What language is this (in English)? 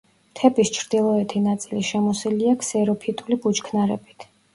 Georgian